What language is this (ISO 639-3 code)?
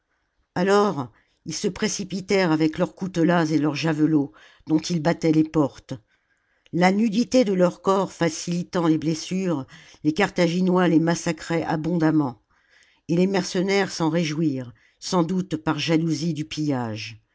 fra